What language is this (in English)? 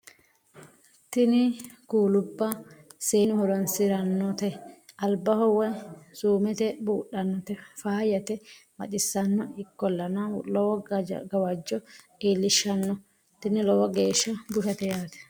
Sidamo